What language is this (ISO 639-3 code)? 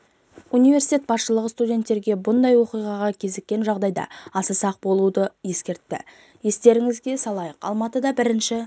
kaz